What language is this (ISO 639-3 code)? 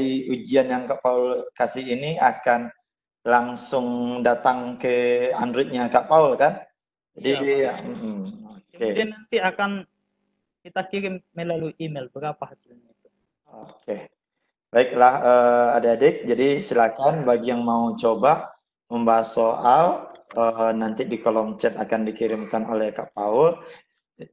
ind